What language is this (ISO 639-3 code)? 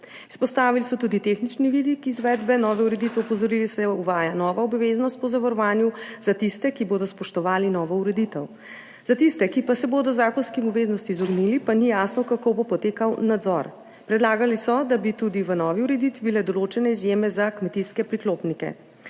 slv